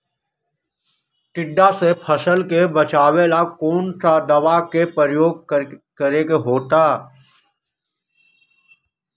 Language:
Magahi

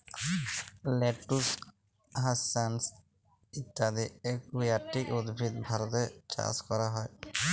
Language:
Bangla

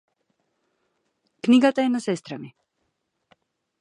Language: Macedonian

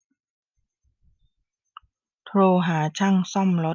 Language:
Thai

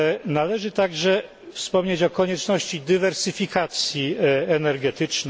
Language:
Polish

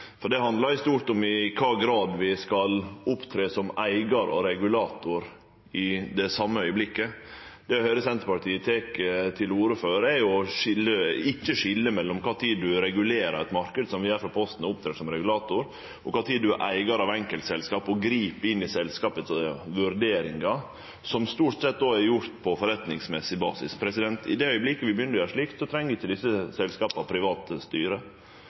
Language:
Norwegian Nynorsk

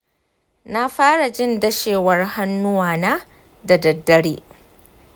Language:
Hausa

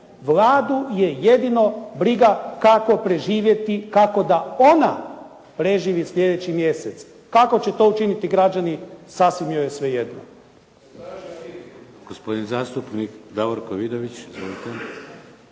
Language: Croatian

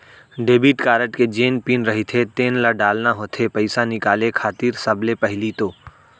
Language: Chhattisgarhi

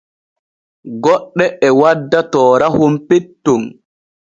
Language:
Borgu Fulfulde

